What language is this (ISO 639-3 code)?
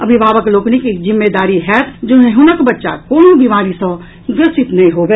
mai